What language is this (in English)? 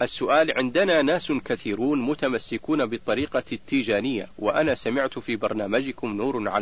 Arabic